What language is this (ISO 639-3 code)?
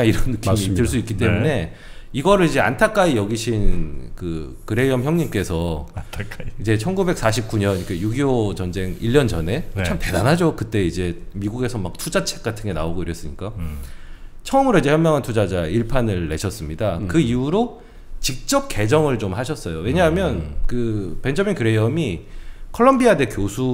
kor